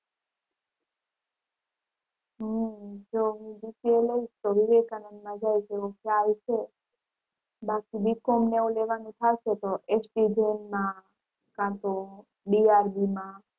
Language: Gujarati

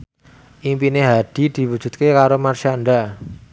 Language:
Javanese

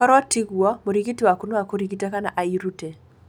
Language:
Kikuyu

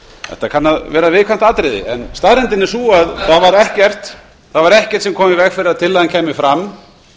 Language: Icelandic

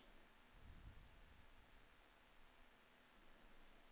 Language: Norwegian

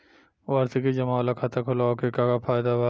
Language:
Bhojpuri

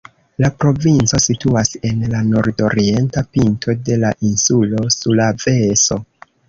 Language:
Esperanto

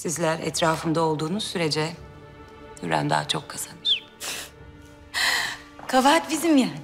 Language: Turkish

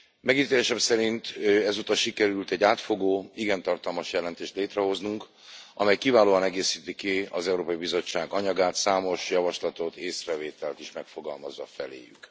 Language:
Hungarian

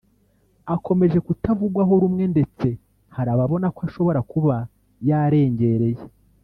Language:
Kinyarwanda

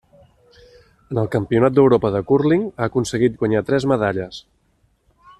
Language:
Catalan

